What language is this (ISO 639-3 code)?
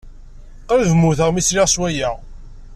kab